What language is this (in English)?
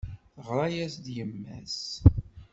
Kabyle